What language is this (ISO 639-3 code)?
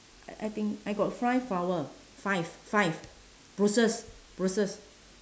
eng